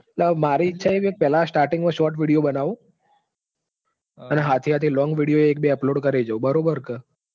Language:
Gujarati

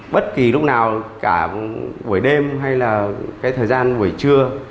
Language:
Vietnamese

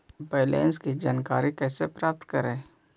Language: Magahi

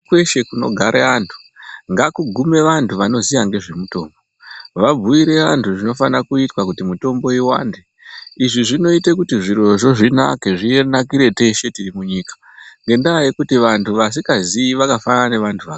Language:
Ndau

